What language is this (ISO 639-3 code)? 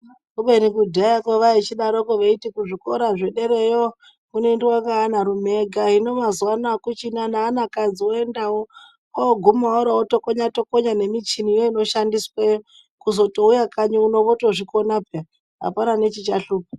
ndc